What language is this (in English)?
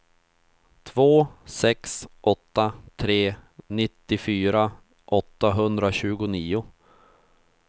Swedish